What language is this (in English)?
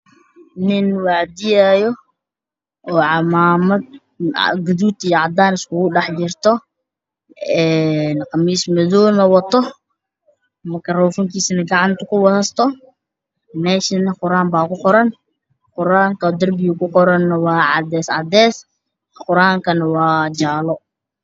Somali